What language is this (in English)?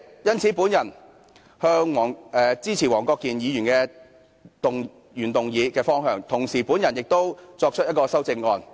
Cantonese